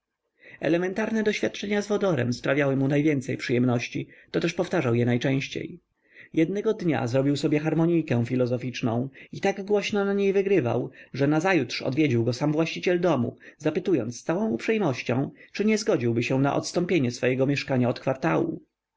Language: Polish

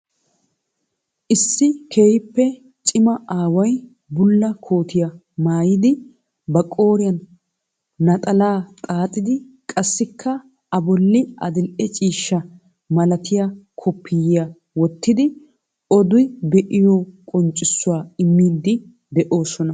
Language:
Wolaytta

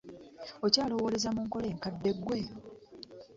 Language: Ganda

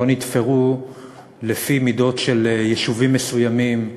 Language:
Hebrew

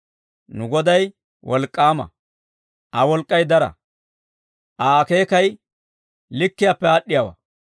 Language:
Dawro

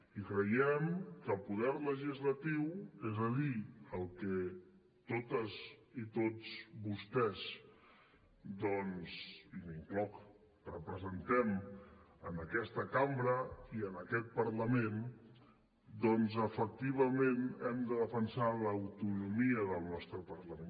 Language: Catalan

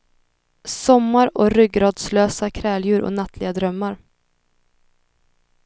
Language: Swedish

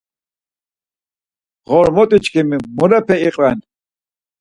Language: Laz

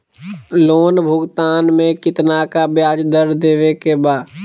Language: Magahi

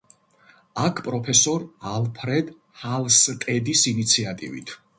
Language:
Georgian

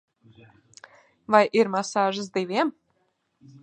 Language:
Latvian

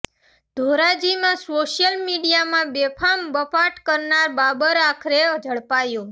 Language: Gujarati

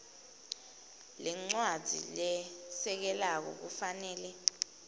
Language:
Swati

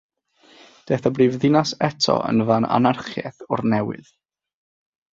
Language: Welsh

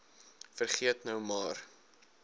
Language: Afrikaans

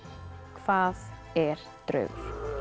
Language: Icelandic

